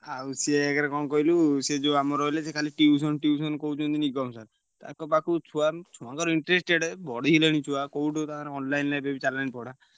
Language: Odia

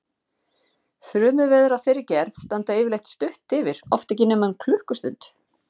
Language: Icelandic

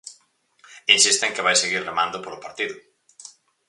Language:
Galician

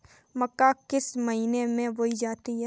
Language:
Hindi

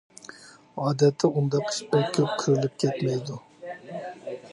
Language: Uyghur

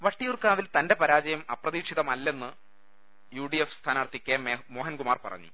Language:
Malayalam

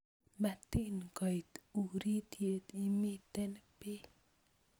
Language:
Kalenjin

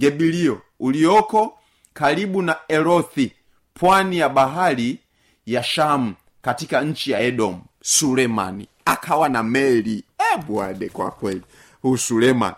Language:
Swahili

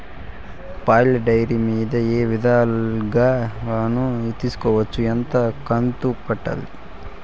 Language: Telugu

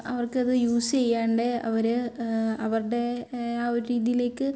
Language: Malayalam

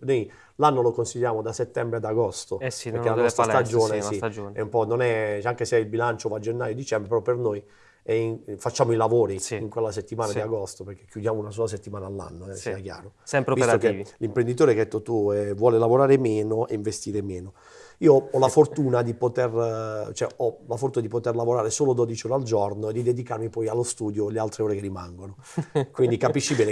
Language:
Italian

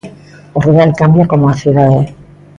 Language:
Galician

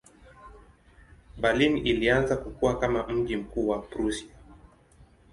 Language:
Swahili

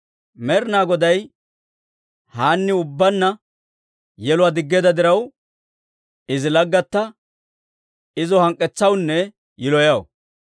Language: Dawro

